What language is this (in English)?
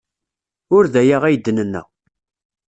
Kabyle